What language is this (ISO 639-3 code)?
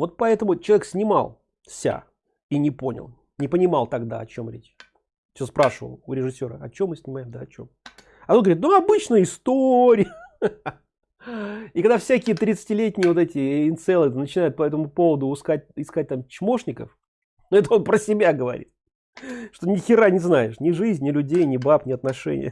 rus